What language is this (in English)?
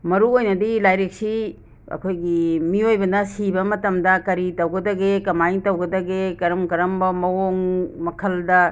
Manipuri